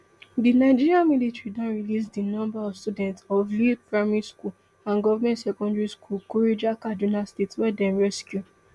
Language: Nigerian Pidgin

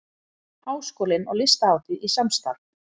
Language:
Icelandic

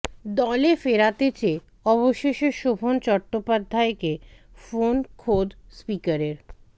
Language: Bangla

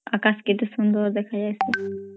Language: Odia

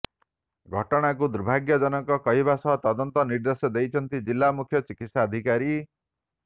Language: Odia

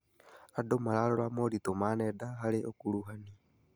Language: Kikuyu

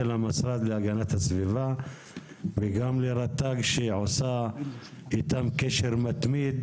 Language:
Hebrew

